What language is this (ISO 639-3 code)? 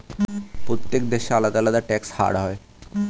ben